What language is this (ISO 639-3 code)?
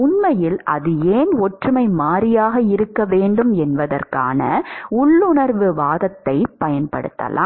tam